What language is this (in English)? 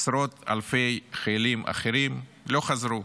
Hebrew